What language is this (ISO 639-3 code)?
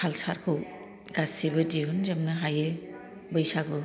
brx